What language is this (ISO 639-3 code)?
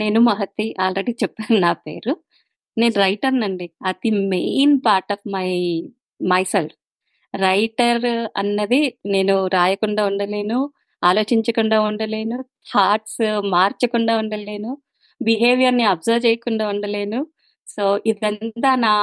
tel